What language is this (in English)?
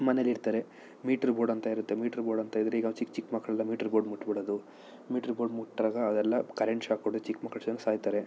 Kannada